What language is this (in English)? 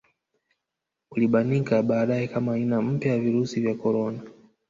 Swahili